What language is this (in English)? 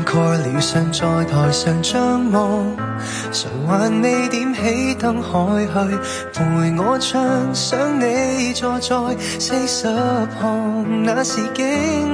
Chinese